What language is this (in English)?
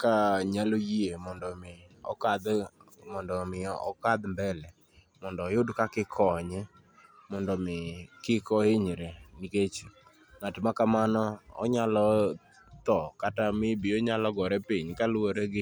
Luo (Kenya and Tanzania)